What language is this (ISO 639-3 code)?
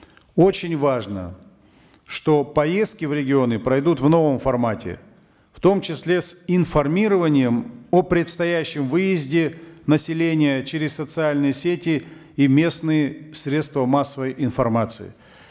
kaz